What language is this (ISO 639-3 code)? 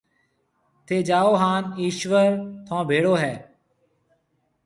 mve